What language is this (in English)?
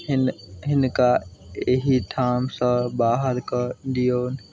Maithili